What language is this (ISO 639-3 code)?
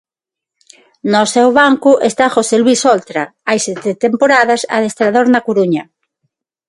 glg